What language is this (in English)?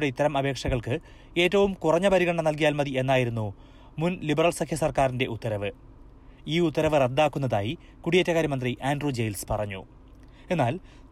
Malayalam